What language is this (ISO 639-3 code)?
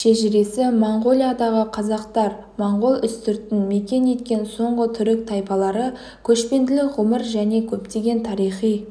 kaz